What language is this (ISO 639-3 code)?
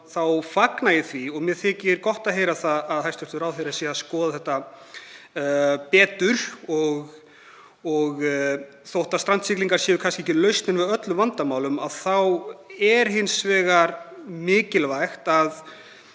isl